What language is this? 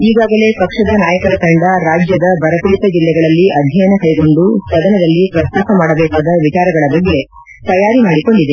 Kannada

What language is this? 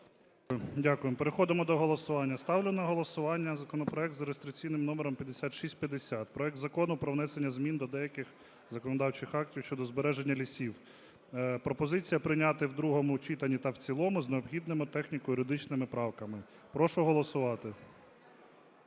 Ukrainian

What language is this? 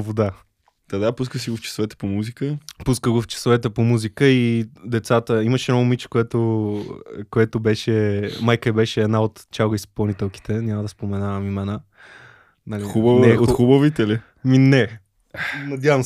Bulgarian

